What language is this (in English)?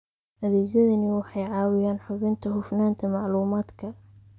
Somali